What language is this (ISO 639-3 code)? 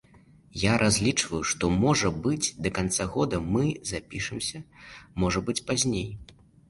bel